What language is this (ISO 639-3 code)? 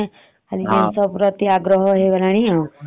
ori